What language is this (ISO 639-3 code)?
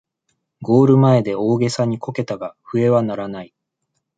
jpn